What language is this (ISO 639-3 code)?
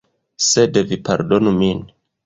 epo